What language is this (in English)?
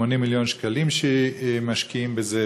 Hebrew